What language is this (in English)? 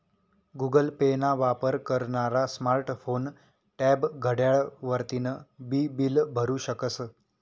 Marathi